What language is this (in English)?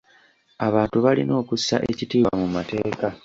Ganda